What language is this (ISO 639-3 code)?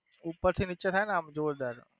guj